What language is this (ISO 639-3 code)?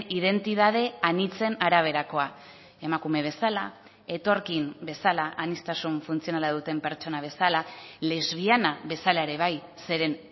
eus